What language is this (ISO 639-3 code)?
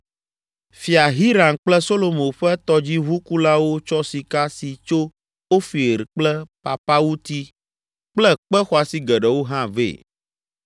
ewe